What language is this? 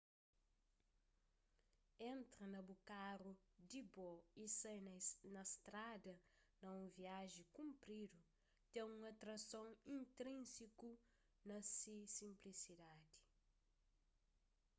Kabuverdianu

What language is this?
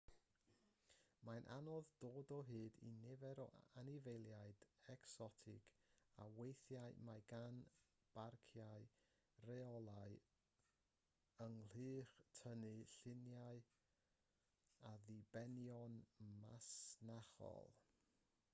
Welsh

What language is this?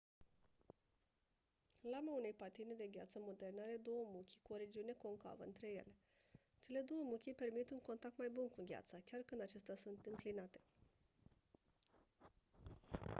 Romanian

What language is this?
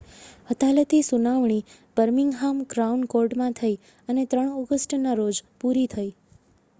Gujarati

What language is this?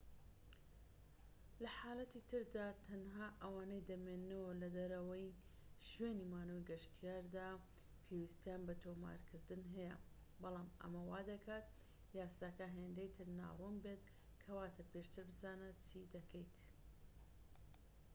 Central Kurdish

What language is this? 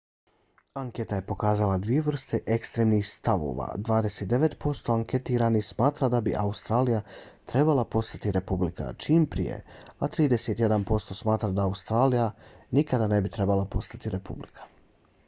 Bosnian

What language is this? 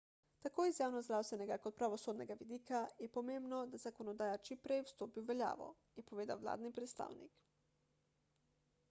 Slovenian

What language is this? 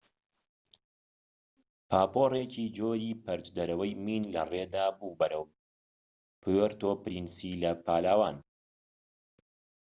Central Kurdish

